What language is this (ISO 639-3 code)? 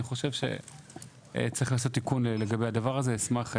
heb